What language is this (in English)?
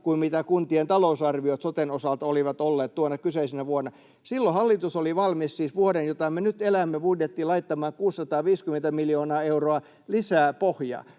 Finnish